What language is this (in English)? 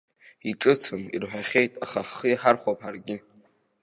Abkhazian